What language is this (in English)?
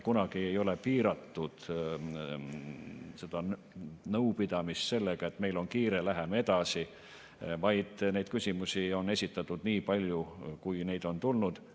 Estonian